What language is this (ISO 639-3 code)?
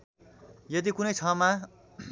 nep